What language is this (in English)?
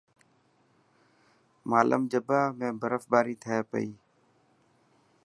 Dhatki